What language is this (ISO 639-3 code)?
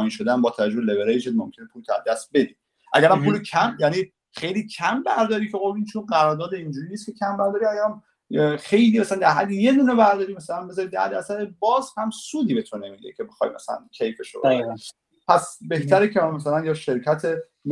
fas